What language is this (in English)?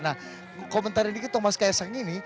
Indonesian